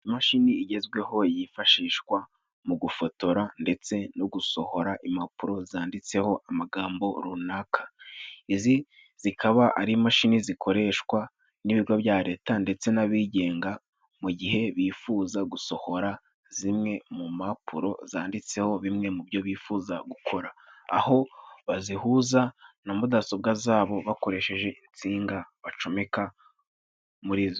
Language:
Kinyarwanda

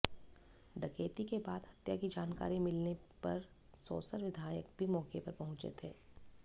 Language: Hindi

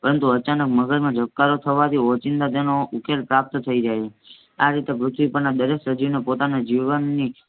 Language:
Gujarati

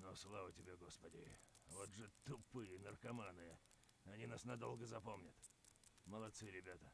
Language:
Russian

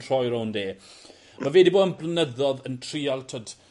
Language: Welsh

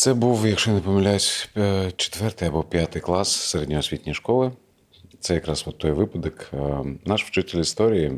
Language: Ukrainian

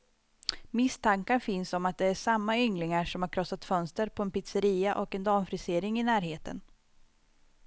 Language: Swedish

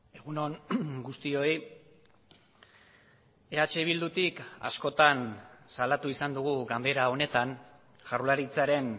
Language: Basque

